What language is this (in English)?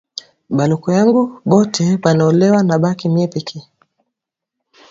Swahili